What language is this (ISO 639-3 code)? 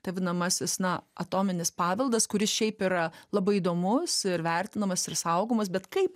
lit